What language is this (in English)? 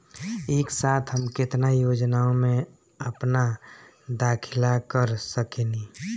Bhojpuri